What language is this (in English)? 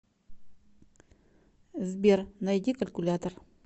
Russian